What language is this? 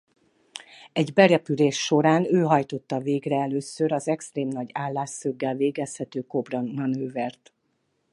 Hungarian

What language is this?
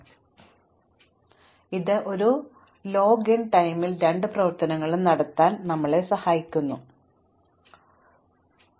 Malayalam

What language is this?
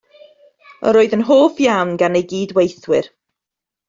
Welsh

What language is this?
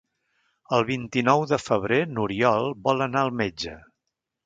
Catalan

